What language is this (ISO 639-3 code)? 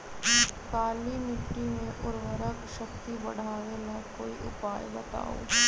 mag